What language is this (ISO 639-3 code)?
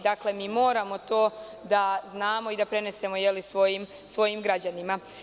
srp